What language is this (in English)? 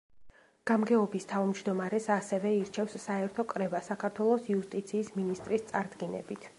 Georgian